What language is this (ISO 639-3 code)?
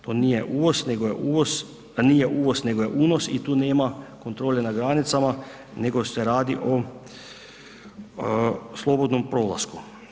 hrv